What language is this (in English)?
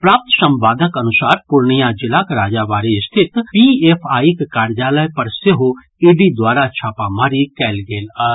Maithili